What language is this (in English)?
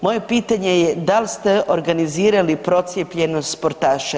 Croatian